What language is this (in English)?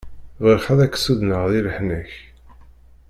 Kabyle